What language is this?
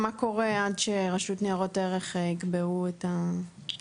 Hebrew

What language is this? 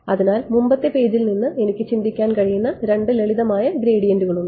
Malayalam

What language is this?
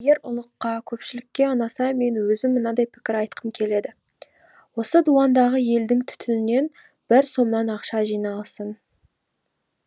Kazakh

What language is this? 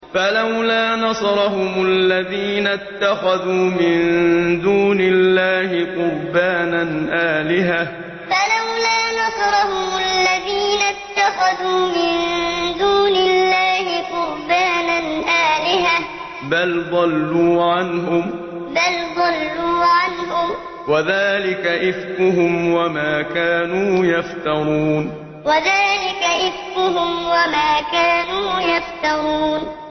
Arabic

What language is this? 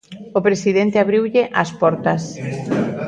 Galician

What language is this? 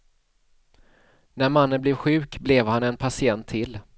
Swedish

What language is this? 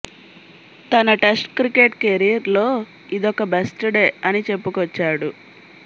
Telugu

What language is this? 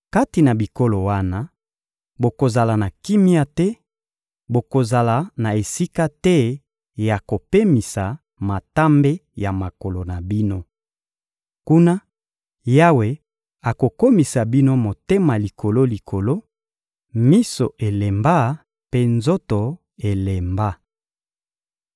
Lingala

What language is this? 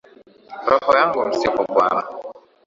Swahili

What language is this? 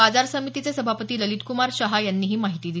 Marathi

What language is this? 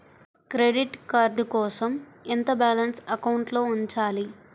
Telugu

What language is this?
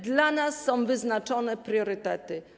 Polish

